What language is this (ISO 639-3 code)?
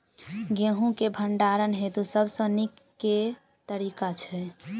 mai